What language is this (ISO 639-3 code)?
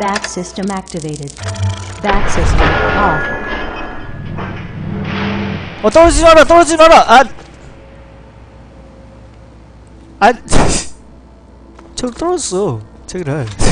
kor